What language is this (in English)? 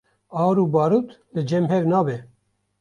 Kurdish